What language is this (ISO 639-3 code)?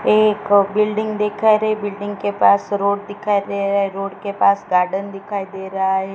hin